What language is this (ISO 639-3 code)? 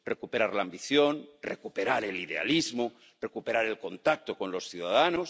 spa